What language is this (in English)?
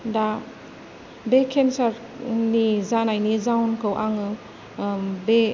Bodo